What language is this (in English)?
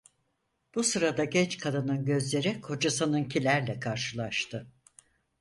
Turkish